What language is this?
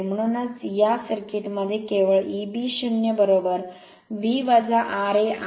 Marathi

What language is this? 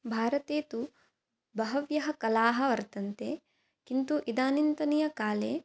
Sanskrit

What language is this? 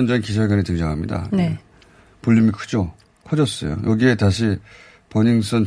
Korean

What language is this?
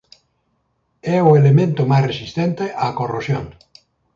Galician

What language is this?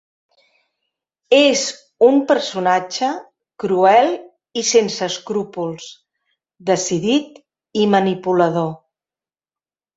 Catalan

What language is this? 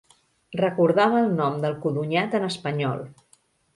Catalan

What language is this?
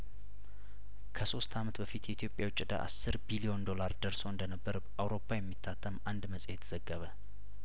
Amharic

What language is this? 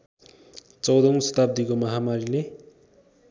Nepali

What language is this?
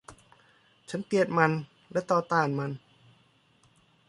Thai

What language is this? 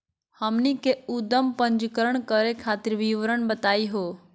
Magahi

